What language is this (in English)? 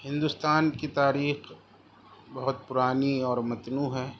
Urdu